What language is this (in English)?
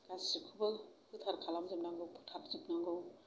Bodo